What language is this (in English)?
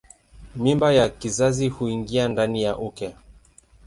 Swahili